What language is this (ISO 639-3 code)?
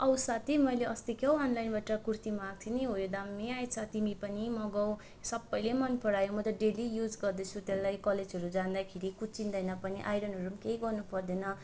nep